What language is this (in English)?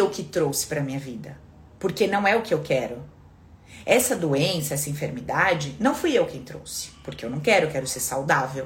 Portuguese